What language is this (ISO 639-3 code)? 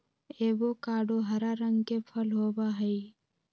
mag